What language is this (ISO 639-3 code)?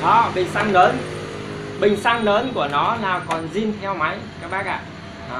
vie